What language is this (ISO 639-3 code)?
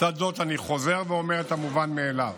heb